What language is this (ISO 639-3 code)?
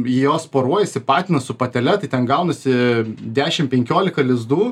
lit